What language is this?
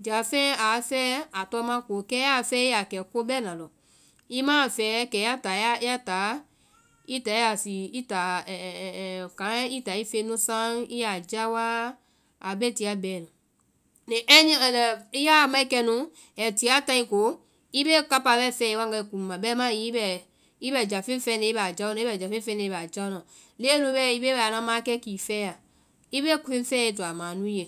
Vai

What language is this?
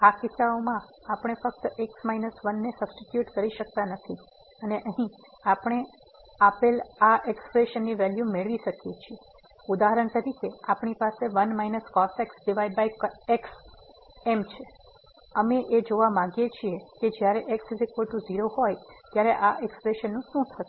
Gujarati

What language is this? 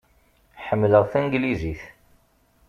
Kabyle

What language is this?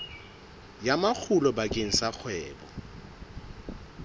Southern Sotho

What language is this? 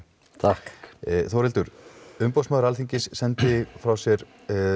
Icelandic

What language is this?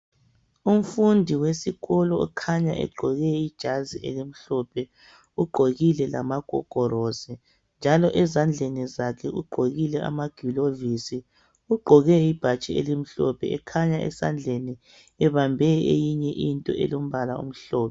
North Ndebele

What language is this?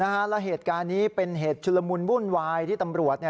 Thai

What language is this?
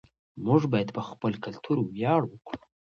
Pashto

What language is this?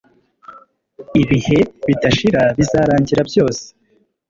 Kinyarwanda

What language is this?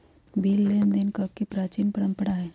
Magahi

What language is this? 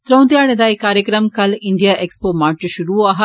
Dogri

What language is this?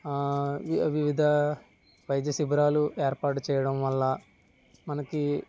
Telugu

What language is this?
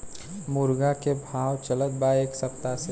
Bhojpuri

